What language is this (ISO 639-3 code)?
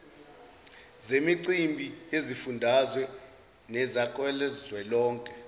zul